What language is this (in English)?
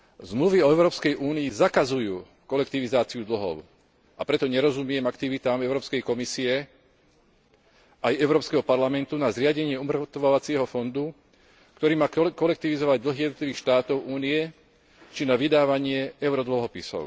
Slovak